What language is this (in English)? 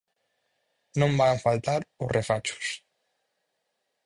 Galician